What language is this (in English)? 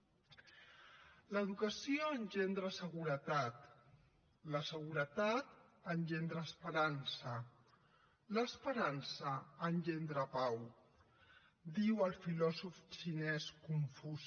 Catalan